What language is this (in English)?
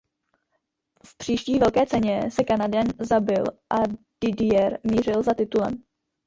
Czech